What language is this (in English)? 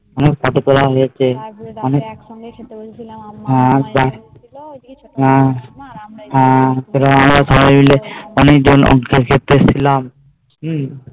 Bangla